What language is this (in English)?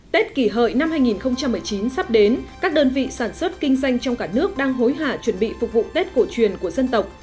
Vietnamese